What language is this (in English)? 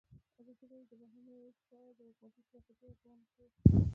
Pashto